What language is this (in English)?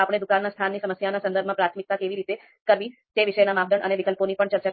Gujarati